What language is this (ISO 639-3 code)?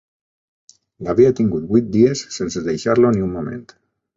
cat